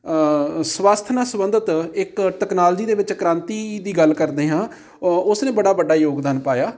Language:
Punjabi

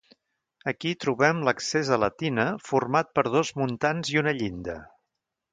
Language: Catalan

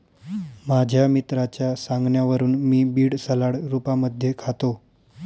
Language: Marathi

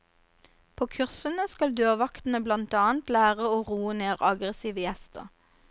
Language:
Norwegian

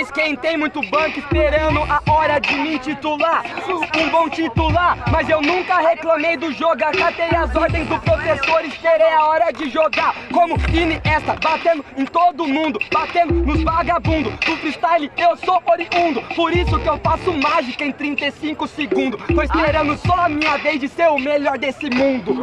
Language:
Portuguese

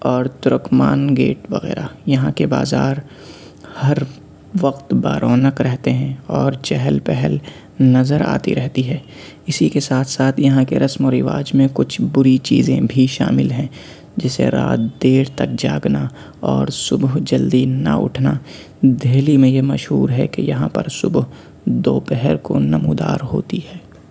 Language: Urdu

